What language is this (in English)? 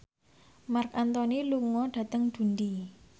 Javanese